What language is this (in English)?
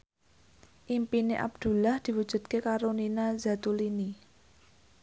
Javanese